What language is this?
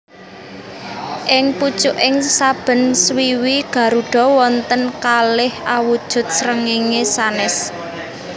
Javanese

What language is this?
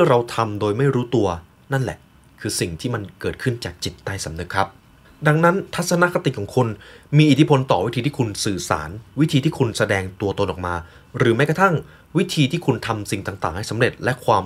Thai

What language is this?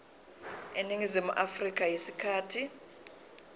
Zulu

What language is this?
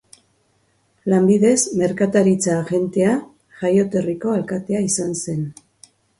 Basque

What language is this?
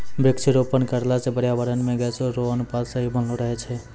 Maithili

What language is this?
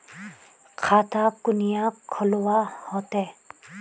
Magahi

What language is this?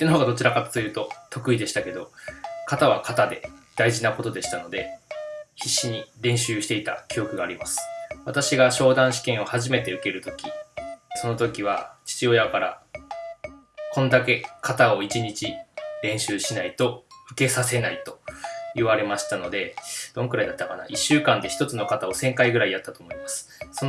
Japanese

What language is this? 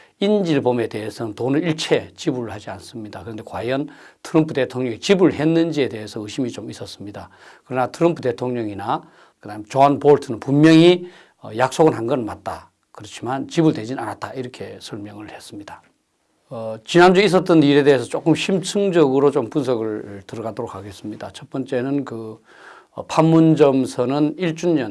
Korean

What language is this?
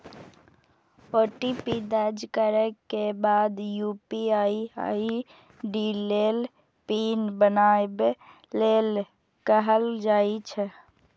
Maithili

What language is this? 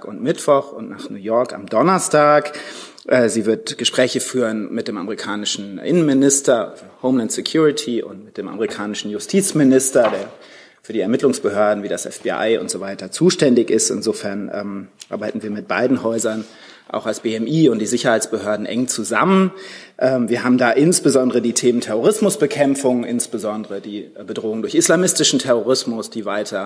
German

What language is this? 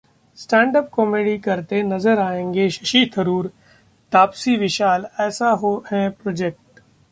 Hindi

